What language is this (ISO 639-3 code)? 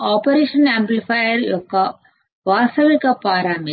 tel